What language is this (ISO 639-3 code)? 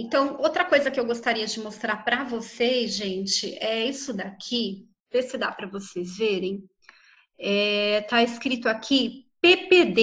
por